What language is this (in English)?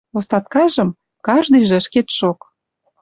Western Mari